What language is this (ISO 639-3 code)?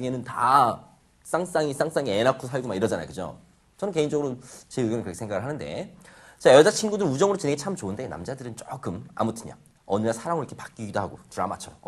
kor